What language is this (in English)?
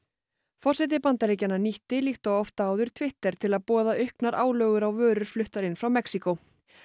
Icelandic